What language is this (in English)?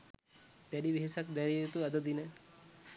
Sinhala